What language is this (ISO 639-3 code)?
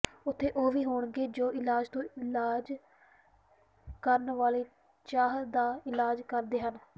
pan